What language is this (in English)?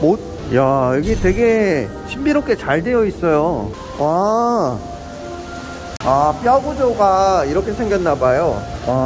Korean